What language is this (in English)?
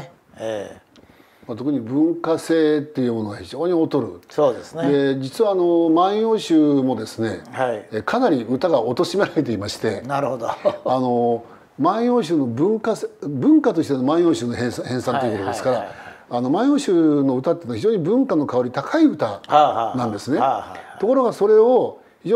Japanese